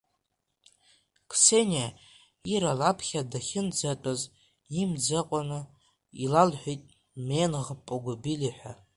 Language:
Abkhazian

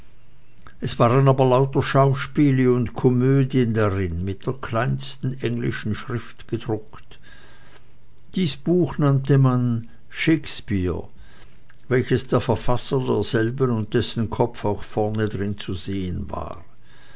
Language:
German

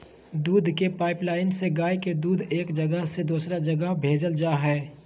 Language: Magahi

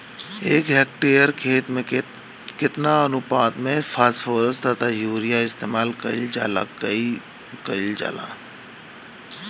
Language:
Bhojpuri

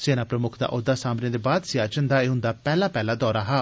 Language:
Dogri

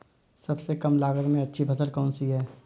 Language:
Hindi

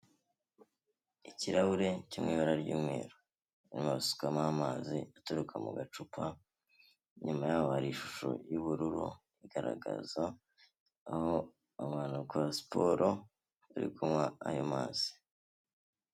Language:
Kinyarwanda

